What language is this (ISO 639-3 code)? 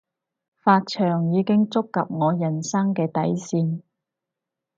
yue